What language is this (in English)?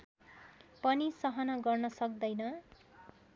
Nepali